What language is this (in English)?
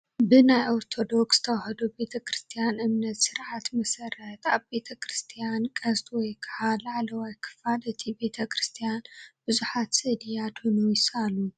Tigrinya